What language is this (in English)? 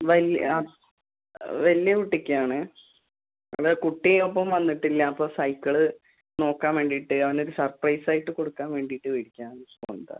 Malayalam